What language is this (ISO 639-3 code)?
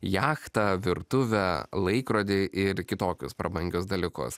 lit